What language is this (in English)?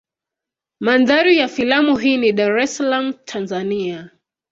Swahili